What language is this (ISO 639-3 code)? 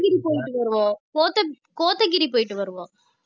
tam